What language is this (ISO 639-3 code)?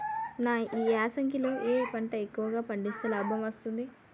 tel